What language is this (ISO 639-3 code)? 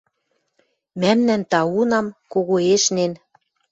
mrj